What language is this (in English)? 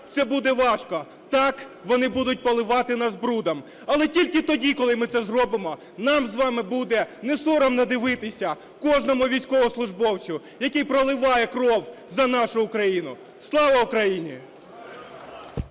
Ukrainian